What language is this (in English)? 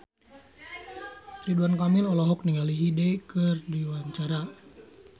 Sundanese